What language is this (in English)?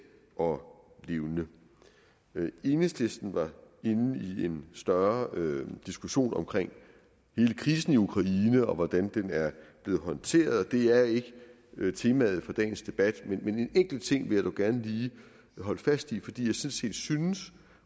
Danish